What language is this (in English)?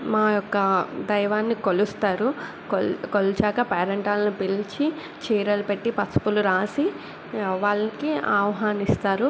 Telugu